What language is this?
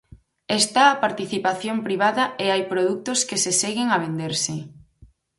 Galician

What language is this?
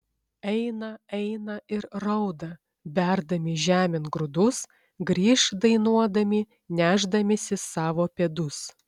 Lithuanian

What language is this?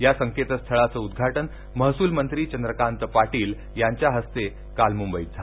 Marathi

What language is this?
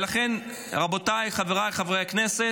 Hebrew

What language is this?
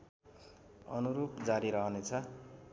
Nepali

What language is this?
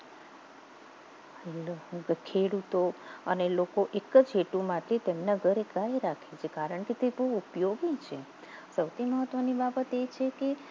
Gujarati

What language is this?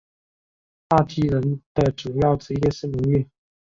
Chinese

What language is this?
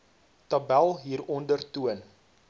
Afrikaans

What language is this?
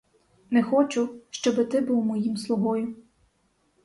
Ukrainian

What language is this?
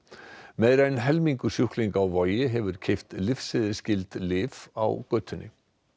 Icelandic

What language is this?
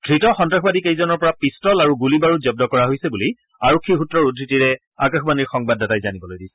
Assamese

